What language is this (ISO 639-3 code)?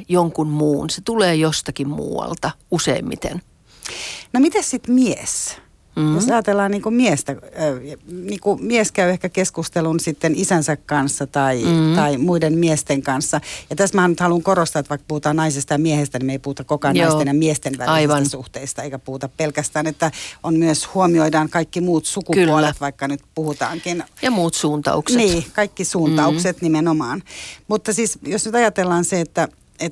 fin